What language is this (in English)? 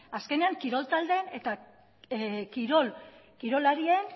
Basque